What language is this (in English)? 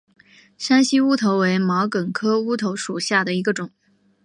Chinese